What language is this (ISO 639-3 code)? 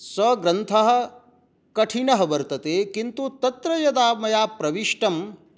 san